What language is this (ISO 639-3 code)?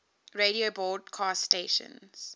eng